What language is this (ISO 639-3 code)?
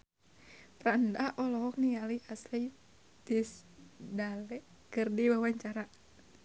sun